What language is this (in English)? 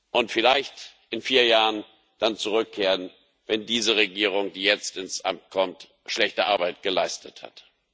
German